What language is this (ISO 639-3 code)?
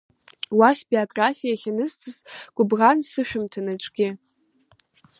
abk